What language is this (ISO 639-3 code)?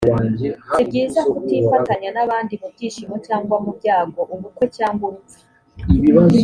kin